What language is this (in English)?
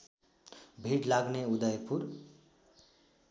Nepali